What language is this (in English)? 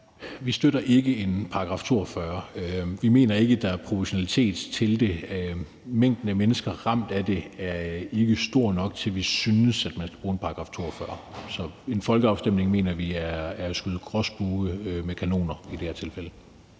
Danish